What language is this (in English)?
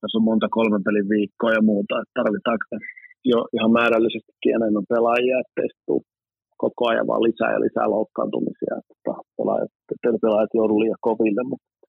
Finnish